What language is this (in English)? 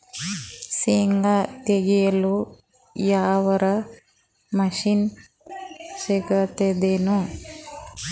Kannada